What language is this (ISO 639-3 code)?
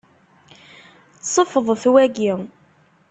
kab